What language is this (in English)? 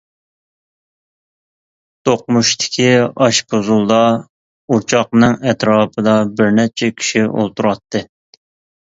Uyghur